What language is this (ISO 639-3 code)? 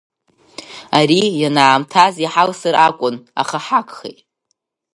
abk